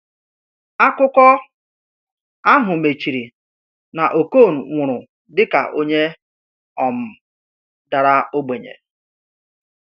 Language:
Igbo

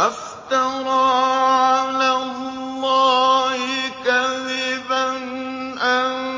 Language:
Arabic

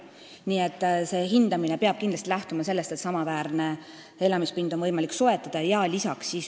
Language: Estonian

